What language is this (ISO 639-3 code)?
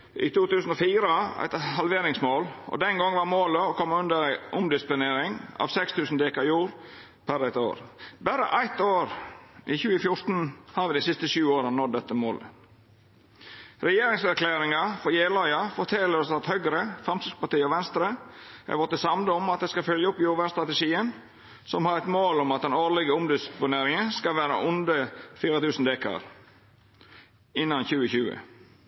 nno